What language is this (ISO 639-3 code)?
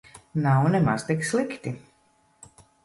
lav